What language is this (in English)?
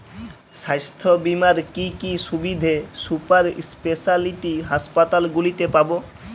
Bangla